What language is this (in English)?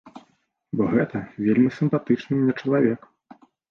Belarusian